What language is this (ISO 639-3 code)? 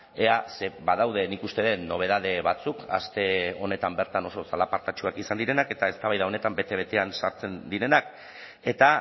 eus